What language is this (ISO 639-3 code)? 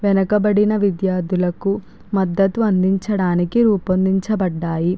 tel